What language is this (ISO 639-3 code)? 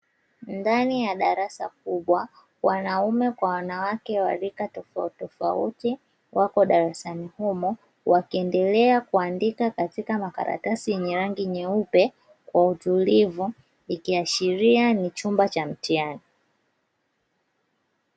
swa